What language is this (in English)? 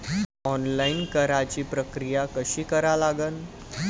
Marathi